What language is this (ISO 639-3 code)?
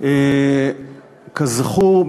heb